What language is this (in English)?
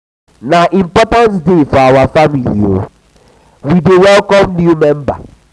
Nigerian Pidgin